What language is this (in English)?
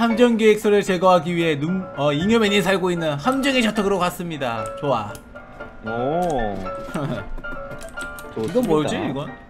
Korean